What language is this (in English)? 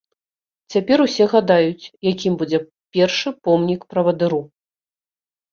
Belarusian